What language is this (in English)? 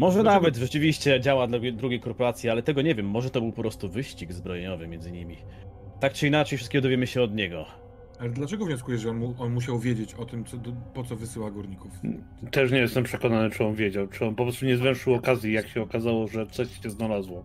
Polish